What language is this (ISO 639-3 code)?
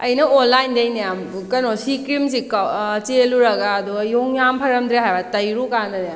mni